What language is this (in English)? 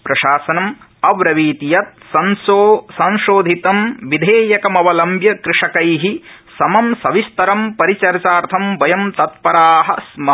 Sanskrit